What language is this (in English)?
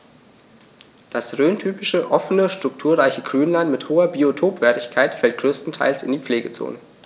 German